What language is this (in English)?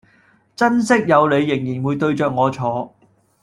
Cantonese